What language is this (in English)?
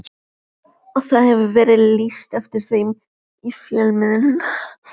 Icelandic